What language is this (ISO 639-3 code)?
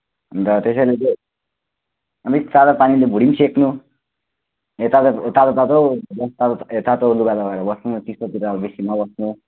nep